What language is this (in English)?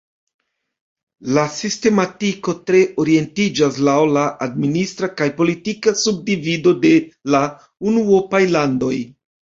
Esperanto